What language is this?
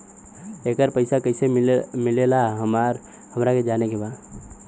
Bhojpuri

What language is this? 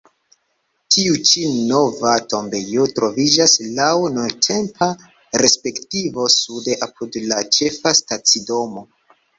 Esperanto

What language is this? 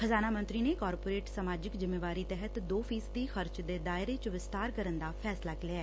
Punjabi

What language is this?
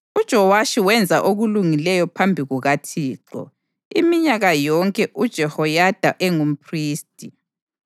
North Ndebele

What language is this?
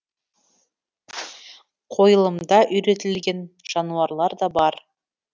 Kazakh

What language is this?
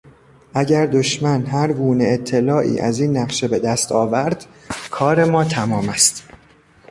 Persian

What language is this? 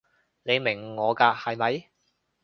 Cantonese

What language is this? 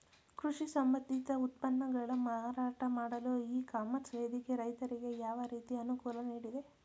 Kannada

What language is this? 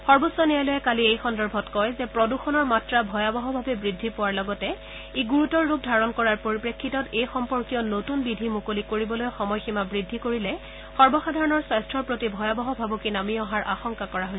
Assamese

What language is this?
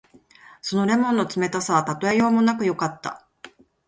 Japanese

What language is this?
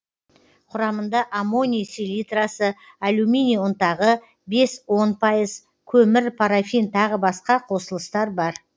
Kazakh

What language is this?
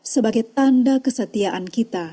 Indonesian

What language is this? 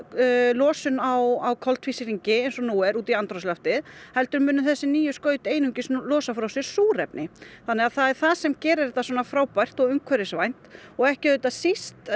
Icelandic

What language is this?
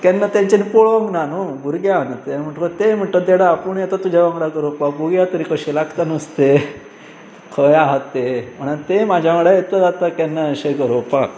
Konkani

